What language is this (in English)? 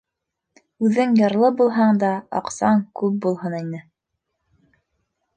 Bashkir